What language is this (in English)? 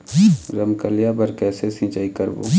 Chhattisgarhi